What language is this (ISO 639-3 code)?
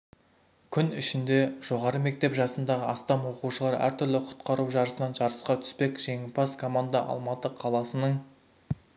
kaz